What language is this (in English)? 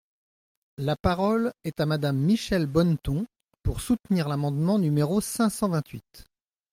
French